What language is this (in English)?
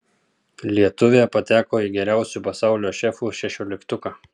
Lithuanian